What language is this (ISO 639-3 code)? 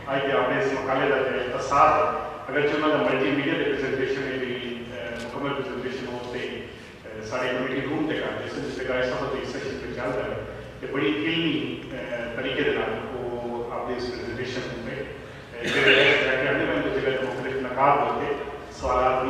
ron